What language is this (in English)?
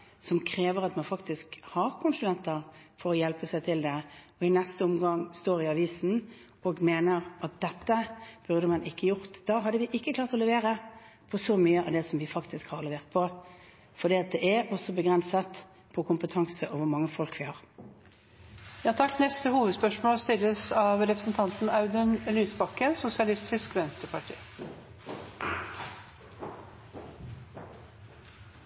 Norwegian